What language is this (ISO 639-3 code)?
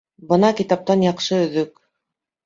bak